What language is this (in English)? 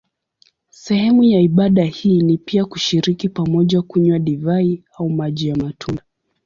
Swahili